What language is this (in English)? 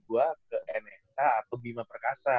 Indonesian